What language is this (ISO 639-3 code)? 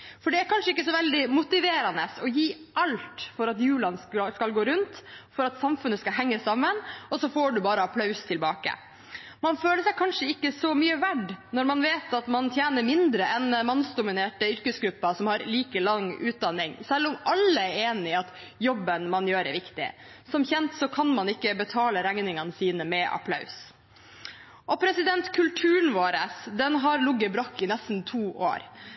nob